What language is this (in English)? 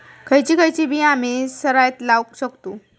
Marathi